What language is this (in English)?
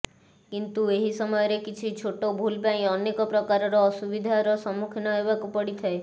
Odia